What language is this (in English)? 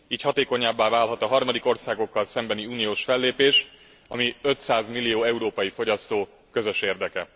Hungarian